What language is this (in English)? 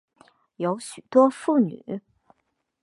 Chinese